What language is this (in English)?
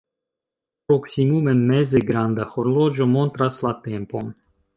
Esperanto